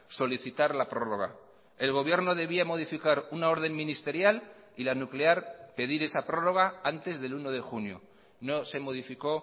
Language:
Spanish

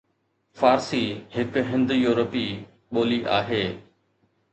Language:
Sindhi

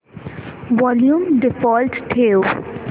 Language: Marathi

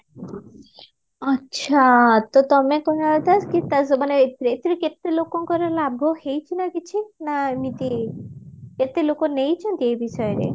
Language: Odia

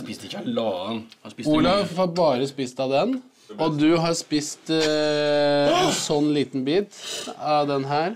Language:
Norwegian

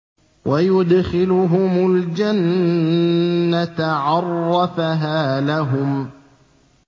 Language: Arabic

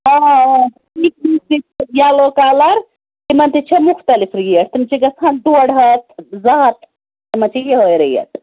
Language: Kashmiri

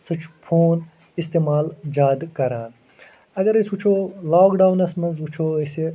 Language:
Kashmiri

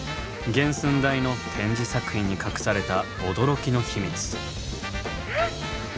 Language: Japanese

